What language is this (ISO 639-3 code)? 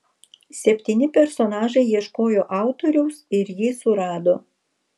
lit